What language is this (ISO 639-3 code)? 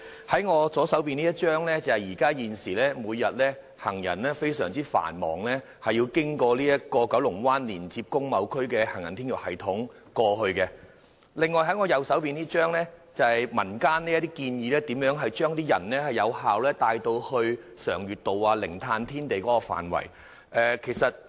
yue